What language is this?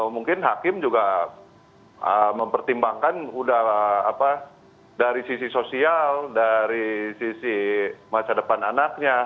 Indonesian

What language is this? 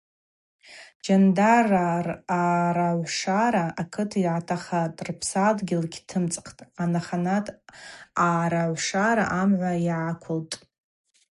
Abaza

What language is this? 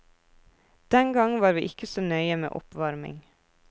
Norwegian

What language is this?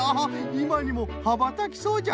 Japanese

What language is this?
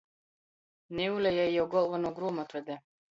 Latgalian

